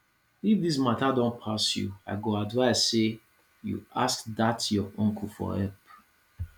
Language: Nigerian Pidgin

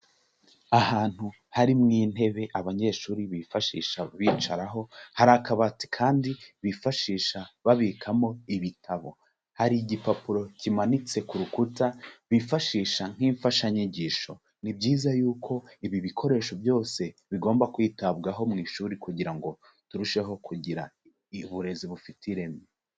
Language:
Kinyarwanda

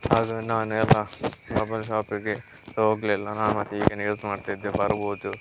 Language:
Kannada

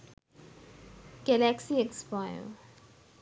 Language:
Sinhala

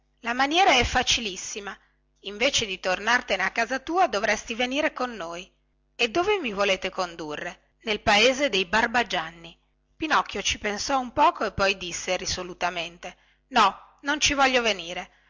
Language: Italian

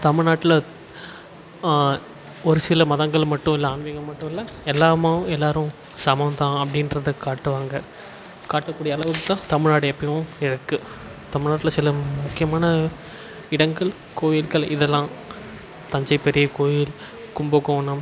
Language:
Tamil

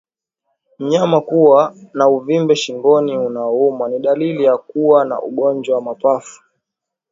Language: Swahili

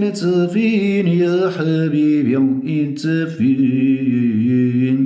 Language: Arabic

